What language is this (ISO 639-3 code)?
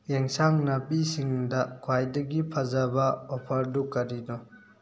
mni